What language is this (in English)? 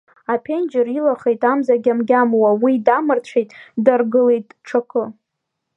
Abkhazian